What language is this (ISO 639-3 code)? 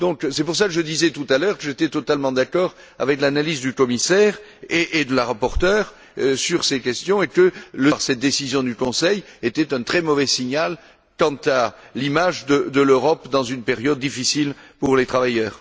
fra